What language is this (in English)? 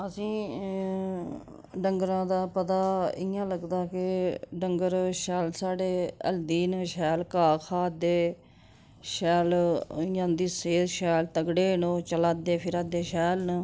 Dogri